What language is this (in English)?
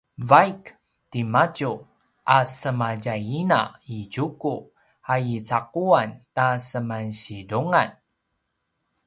Paiwan